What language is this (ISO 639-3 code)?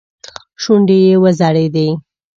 pus